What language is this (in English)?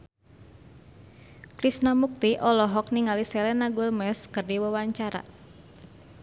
Sundanese